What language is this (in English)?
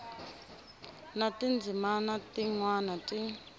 Tsonga